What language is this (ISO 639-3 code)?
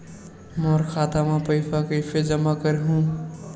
hne